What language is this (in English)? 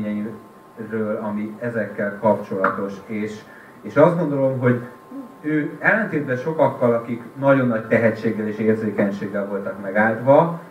Hungarian